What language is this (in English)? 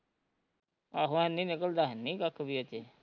Punjabi